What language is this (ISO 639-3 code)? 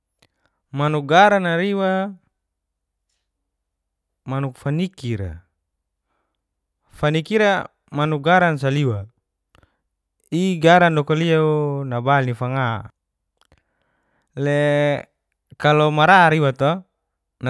ges